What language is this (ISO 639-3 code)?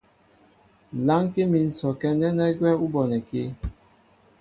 mbo